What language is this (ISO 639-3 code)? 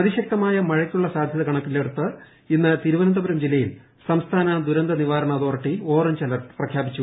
mal